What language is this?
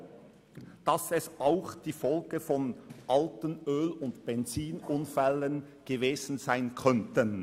Swiss German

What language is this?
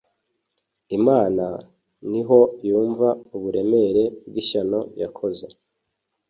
Kinyarwanda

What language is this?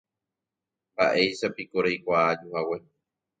Guarani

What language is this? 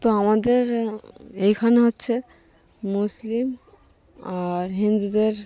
Bangla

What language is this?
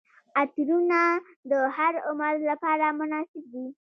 Pashto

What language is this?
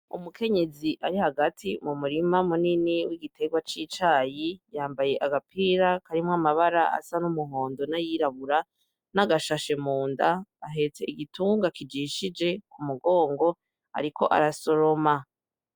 Rundi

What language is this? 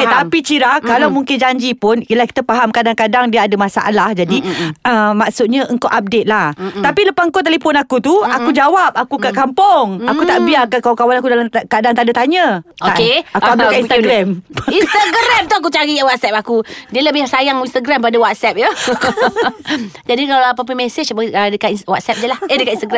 Malay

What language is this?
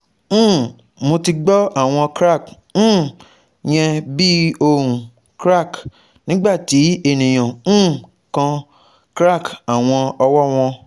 Yoruba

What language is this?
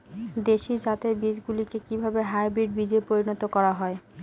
Bangla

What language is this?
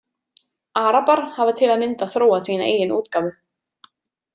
Icelandic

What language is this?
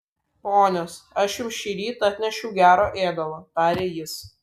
Lithuanian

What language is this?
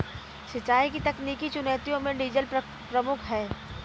Hindi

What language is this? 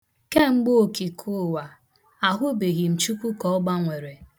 Igbo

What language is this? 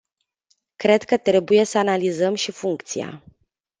Romanian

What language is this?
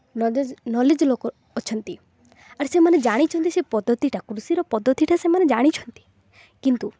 Odia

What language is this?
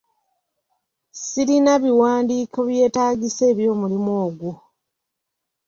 Ganda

